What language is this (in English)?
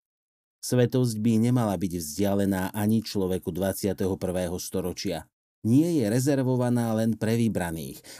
Slovak